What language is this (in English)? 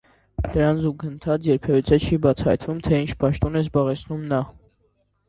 Armenian